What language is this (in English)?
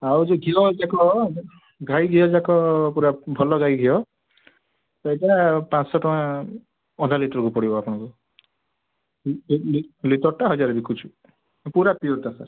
Odia